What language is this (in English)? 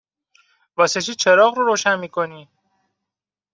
Persian